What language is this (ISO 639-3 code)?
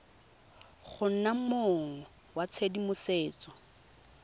tsn